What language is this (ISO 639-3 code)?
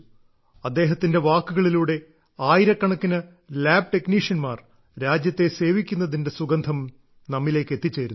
mal